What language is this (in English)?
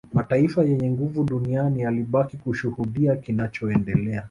Swahili